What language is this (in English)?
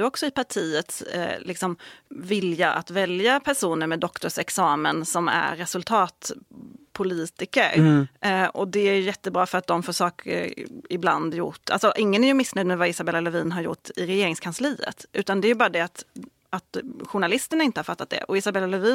Swedish